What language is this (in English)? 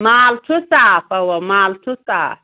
Kashmiri